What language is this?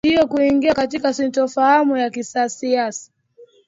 Swahili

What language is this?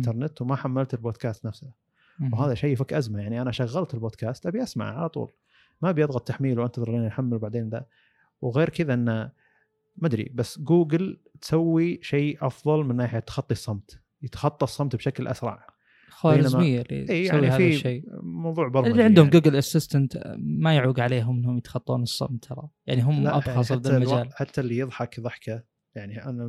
Arabic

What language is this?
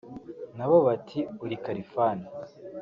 Kinyarwanda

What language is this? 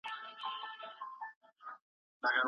Pashto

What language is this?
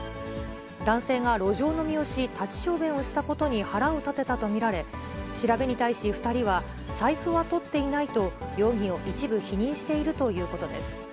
Japanese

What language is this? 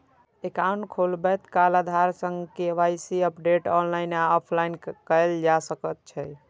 Maithili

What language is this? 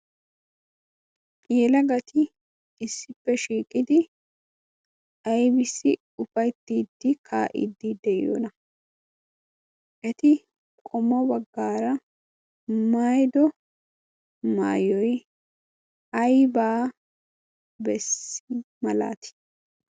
Wolaytta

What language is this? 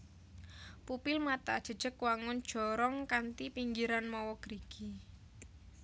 Javanese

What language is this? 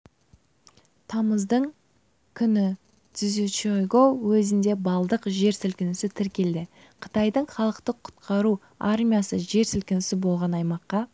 Kazakh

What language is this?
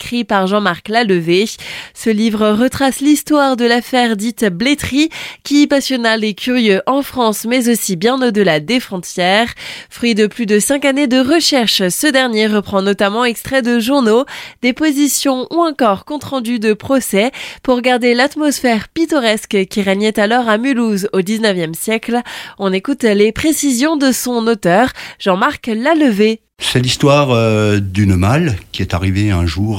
French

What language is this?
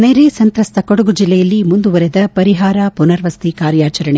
Kannada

